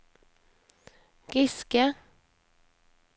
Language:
Norwegian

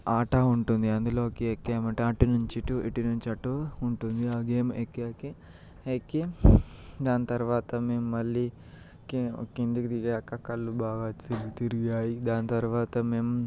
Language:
Telugu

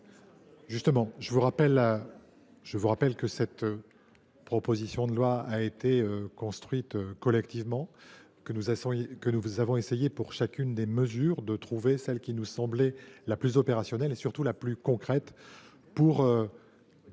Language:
French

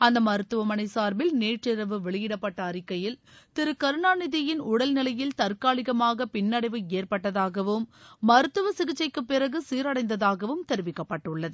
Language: Tamil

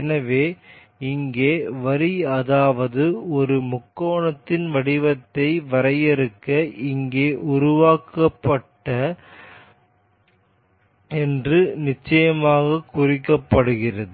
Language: Tamil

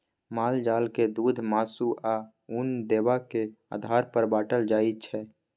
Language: Maithili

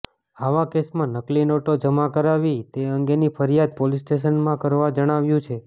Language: Gujarati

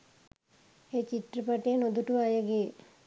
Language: Sinhala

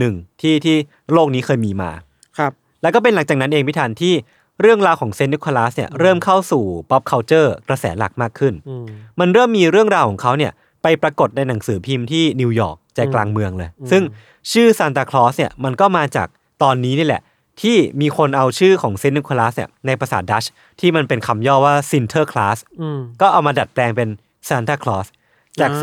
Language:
Thai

